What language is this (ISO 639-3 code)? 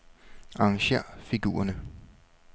dan